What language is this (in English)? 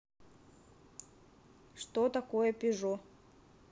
Russian